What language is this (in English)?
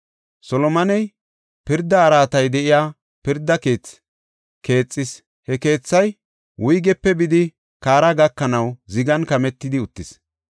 Gofa